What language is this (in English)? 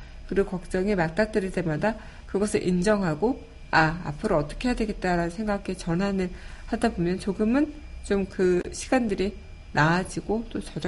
Korean